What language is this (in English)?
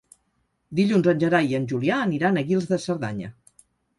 Catalan